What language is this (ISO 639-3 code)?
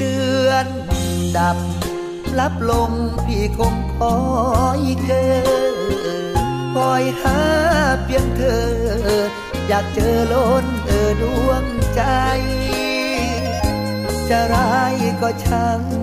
tha